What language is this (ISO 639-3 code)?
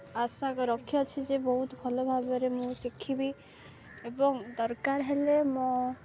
ori